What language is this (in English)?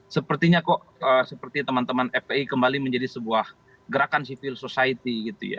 Indonesian